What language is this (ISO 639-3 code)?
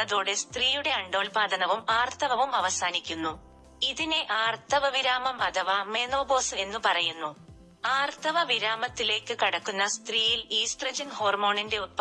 mal